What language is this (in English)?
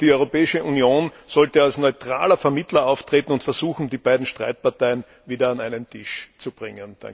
German